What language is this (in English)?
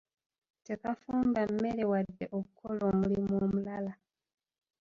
Ganda